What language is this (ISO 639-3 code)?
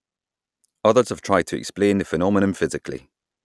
eng